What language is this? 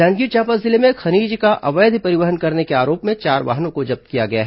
Hindi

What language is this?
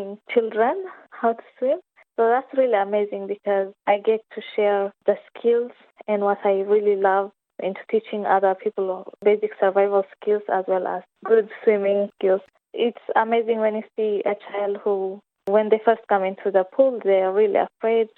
Filipino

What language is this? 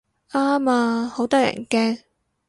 Cantonese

